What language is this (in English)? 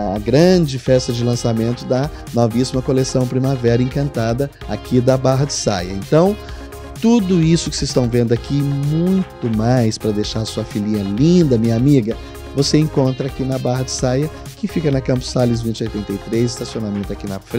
Portuguese